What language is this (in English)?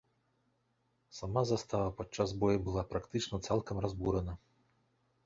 Belarusian